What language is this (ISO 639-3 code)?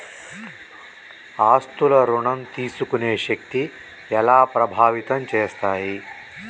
tel